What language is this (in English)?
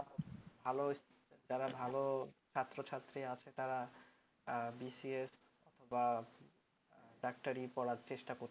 Bangla